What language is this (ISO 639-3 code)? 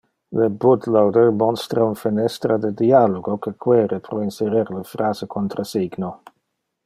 ina